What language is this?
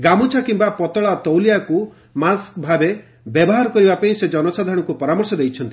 Odia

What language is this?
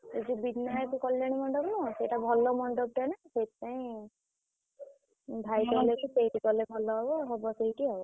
Odia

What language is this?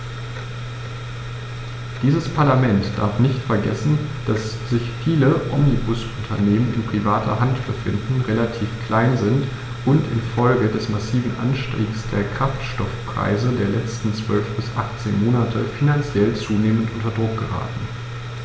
German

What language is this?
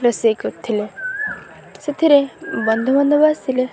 Odia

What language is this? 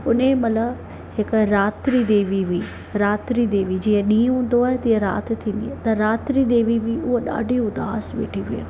Sindhi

